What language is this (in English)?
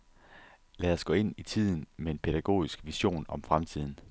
Danish